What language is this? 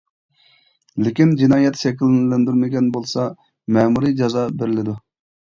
Uyghur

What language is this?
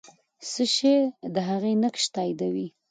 Pashto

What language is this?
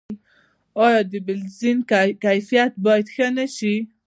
Pashto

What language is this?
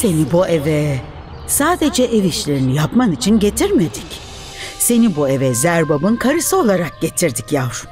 Turkish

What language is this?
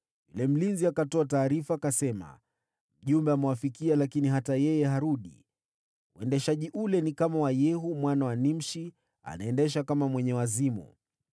Swahili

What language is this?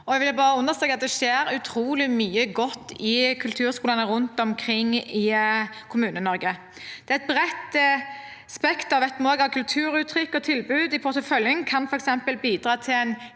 Norwegian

